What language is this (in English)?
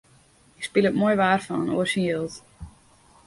Western Frisian